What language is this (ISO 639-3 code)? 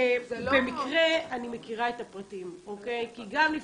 heb